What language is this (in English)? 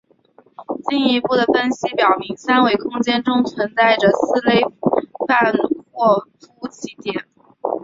Chinese